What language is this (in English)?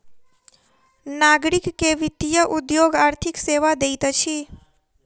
Maithili